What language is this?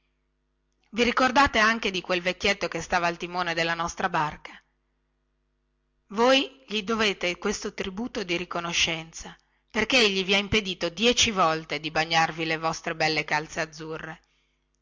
Italian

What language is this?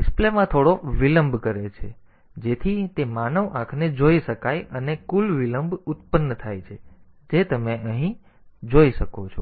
Gujarati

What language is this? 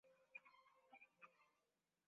Swahili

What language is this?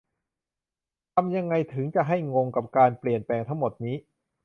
Thai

